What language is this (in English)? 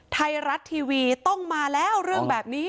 Thai